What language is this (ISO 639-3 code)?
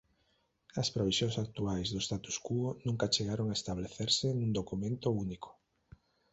glg